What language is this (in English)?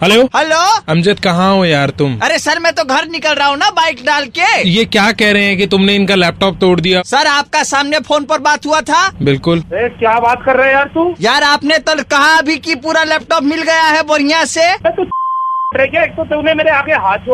Hindi